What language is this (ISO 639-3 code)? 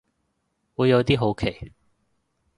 yue